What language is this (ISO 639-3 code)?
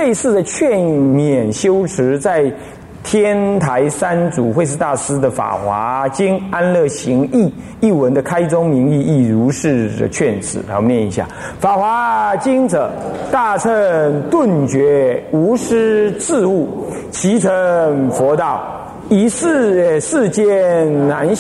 zho